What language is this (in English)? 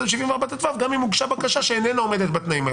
Hebrew